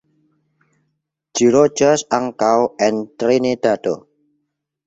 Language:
Esperanto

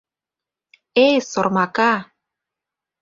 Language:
Mari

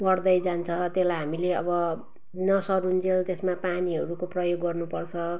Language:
Nepali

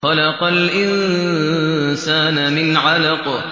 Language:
Arabic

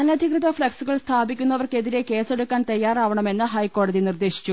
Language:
Malayalam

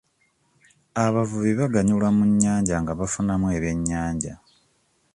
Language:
Ganda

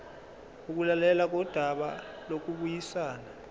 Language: Zulu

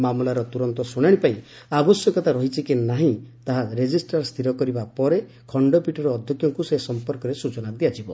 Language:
Odia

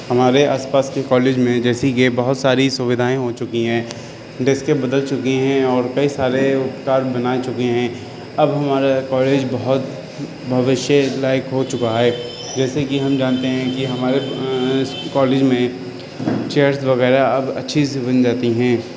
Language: Urdu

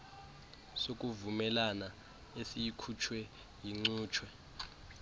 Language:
Xhosa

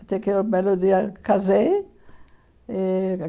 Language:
Portuguese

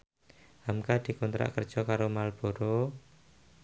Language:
Javanese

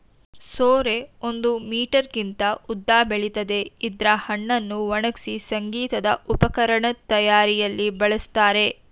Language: Kannada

